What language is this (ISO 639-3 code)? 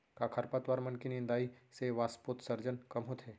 hne